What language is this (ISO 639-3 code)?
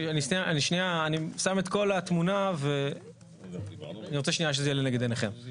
heb